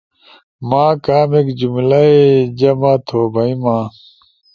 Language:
Ushojo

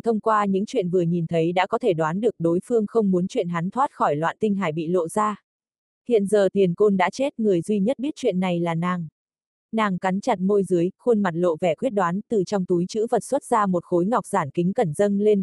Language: Vietnamese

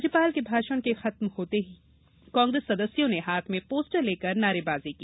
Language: Hindi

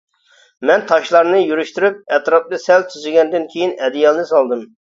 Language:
Uyghur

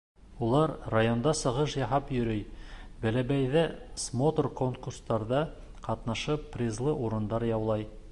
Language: Bashkir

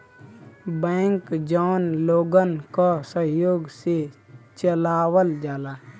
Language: Bhojpuri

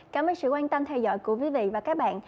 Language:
Vietnamese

